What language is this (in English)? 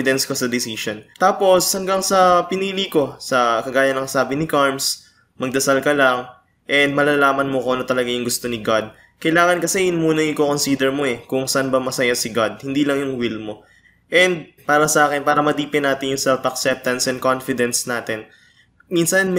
Filipino